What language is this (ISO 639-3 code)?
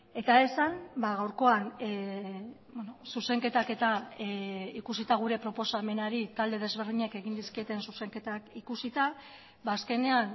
eus